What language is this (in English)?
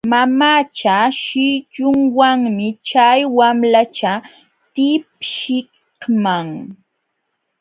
Jauja Wanca Quechua